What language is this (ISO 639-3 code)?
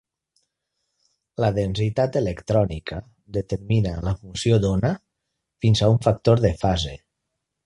cat